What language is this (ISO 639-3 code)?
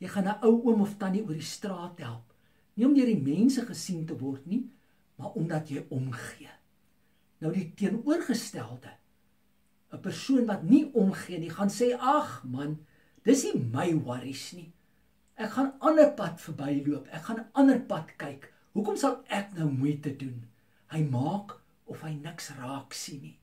nld